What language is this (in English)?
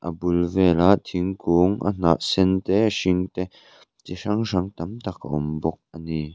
Mizo